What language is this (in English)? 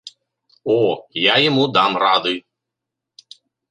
Belarusian